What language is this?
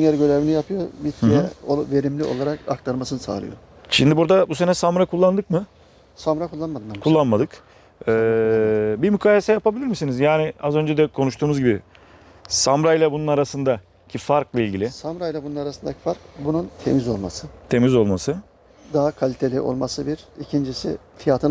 Turkish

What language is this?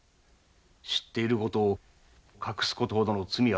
Japanese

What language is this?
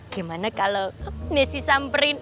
Indonesian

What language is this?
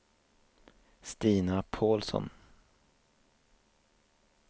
Swedish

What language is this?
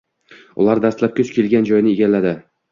Uzbek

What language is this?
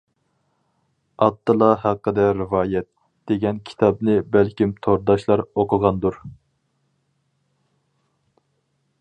Uyghur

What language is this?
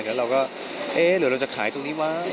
Thai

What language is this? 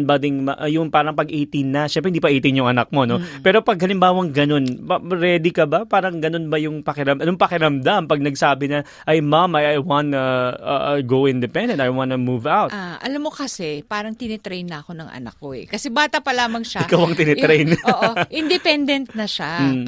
Filipino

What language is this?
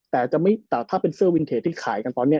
Thai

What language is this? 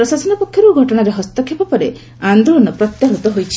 Odia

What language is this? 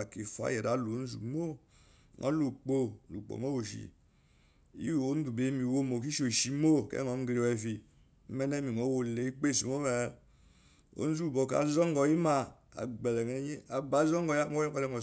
Eloyi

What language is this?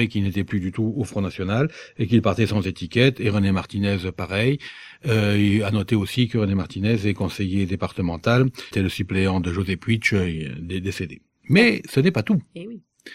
French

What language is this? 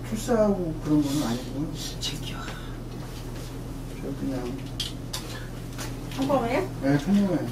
Korean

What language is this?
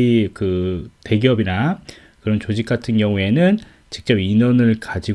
Korean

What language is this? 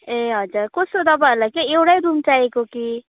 Nepali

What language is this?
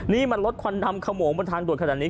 Thai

